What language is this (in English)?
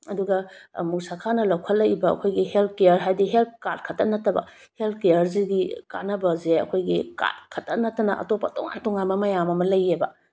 Manipuri